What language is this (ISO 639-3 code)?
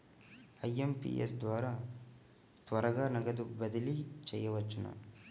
tel